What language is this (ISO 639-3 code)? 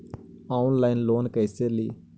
mag